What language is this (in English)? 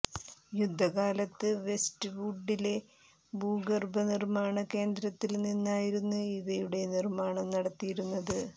Malayalam